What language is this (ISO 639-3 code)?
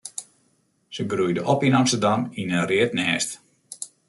fry